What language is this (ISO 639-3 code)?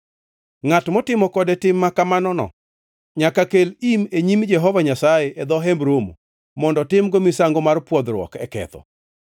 luo